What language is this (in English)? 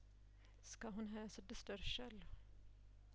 Amharic